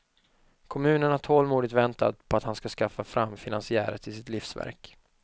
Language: Swedish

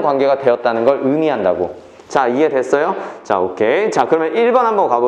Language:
Korean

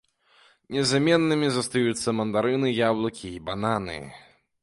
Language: Belarusian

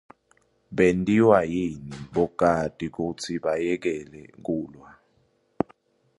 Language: Swati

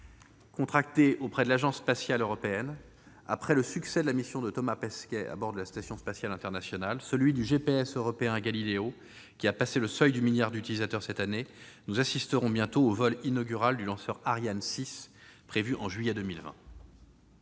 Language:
French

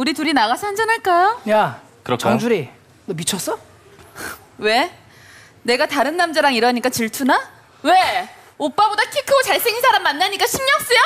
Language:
Korean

